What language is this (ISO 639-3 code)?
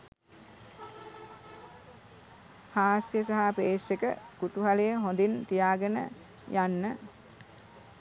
sin